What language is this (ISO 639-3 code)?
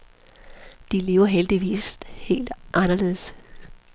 dan